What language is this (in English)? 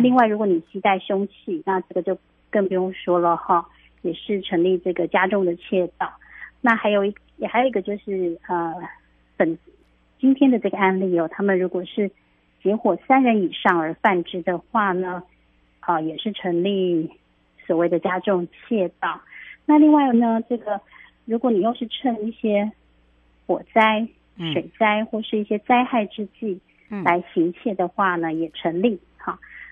Chinese